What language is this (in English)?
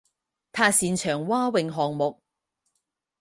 Chinese